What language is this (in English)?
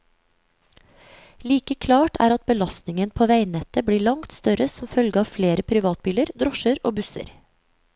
Norwegian